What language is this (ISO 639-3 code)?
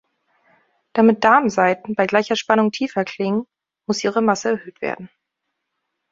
deu